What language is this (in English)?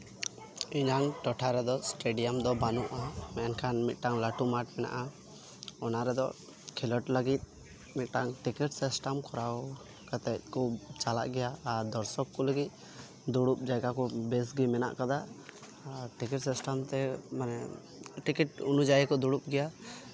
Santali